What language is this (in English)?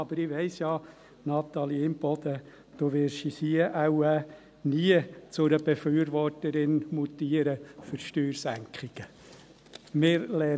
Swiss German